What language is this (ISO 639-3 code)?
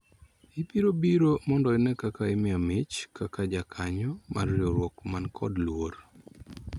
luo